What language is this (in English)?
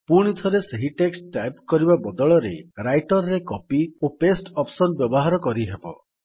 Odia